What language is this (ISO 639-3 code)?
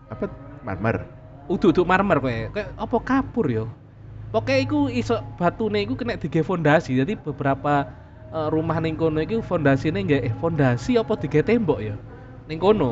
ind